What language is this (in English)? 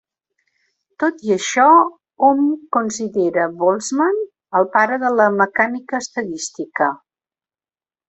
Catalan